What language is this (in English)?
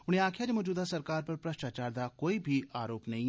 Dogri